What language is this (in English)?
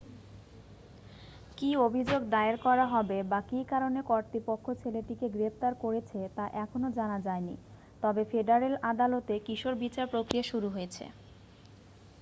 Bangla